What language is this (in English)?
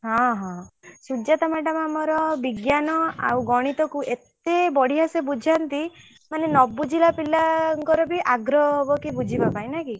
Odia